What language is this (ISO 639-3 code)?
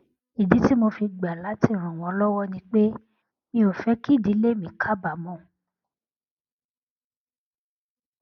yor